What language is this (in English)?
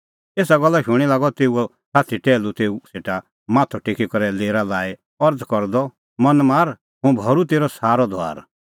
Kullu Pahari